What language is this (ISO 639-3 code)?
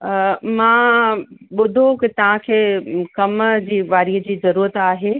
snd